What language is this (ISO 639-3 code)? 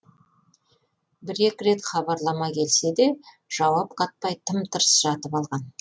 kaz